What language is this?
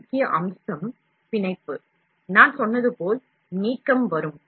Tamil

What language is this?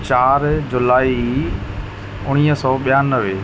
Sindhi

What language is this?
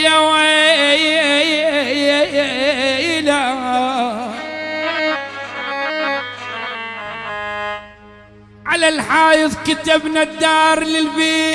Arabic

